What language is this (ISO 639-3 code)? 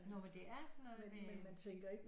dan